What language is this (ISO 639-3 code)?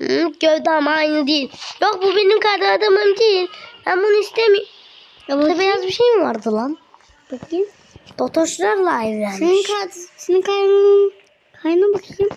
tur